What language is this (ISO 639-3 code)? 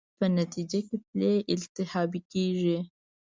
pus